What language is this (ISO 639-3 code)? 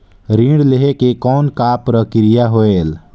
hne